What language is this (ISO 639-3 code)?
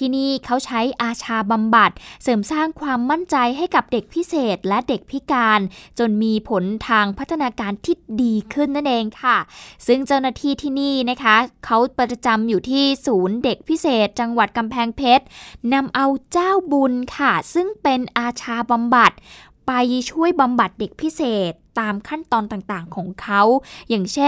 tha